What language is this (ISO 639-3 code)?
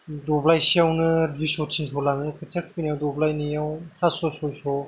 brx